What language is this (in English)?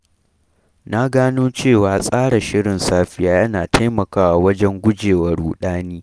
Hausa